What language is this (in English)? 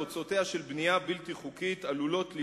Hebrew